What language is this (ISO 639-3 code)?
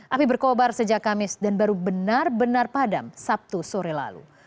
ind